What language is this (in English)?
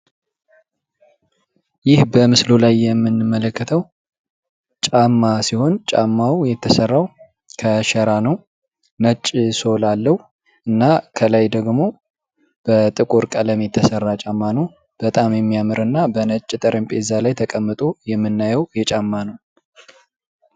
Amharic